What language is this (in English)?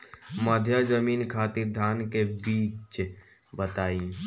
Bhojpuri